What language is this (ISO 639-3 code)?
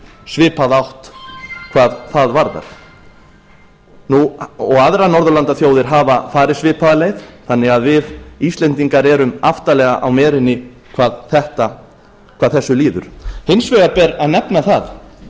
isl